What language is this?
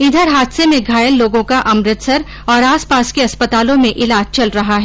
Hindi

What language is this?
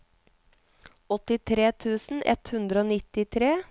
Norwegian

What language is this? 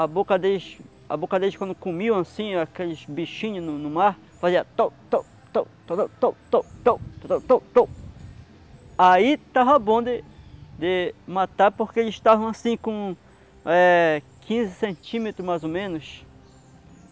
Portuguese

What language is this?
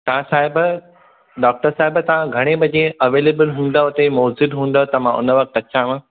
Sindhi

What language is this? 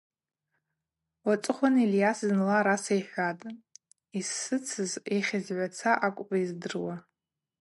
Abaza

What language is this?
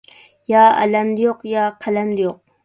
Uyghur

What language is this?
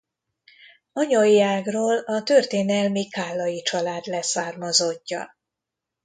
Hungarian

